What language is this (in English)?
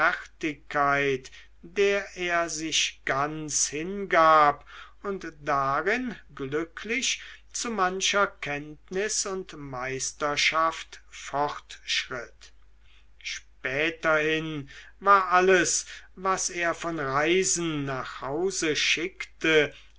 German